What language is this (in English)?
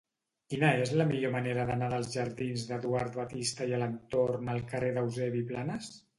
Catalan